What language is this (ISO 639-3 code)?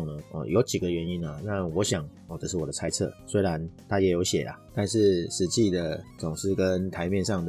zho